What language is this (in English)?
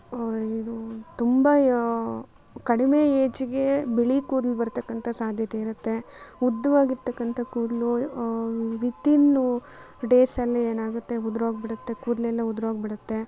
Kannada